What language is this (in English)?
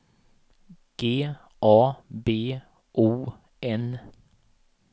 Swedish